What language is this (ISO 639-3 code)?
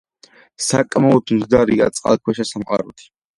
kat